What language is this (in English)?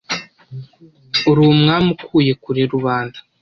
Kinyarwanda